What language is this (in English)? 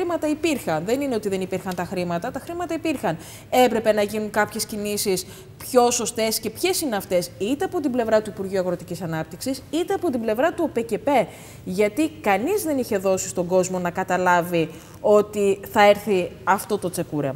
Greek